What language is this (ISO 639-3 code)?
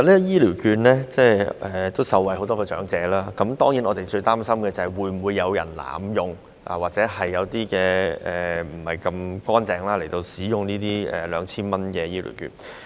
yue